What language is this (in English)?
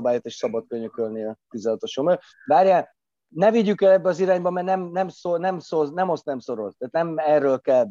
Hungarian